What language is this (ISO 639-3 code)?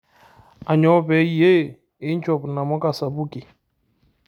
mas